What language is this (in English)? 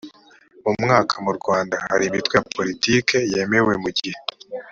Kinyarwanda